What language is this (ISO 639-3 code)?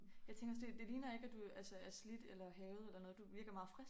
dan